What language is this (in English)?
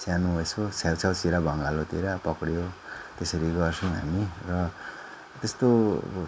Nepali